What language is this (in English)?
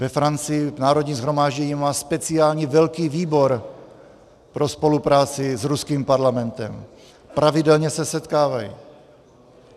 Czech